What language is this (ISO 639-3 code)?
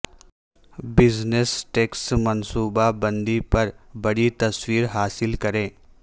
urd